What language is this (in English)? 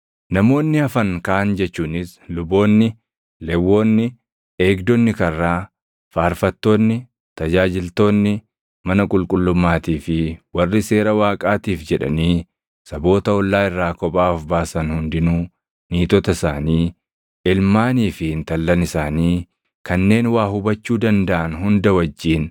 Oromo